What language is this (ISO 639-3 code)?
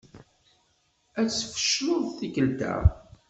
kab